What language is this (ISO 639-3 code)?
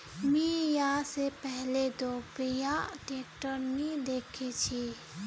mag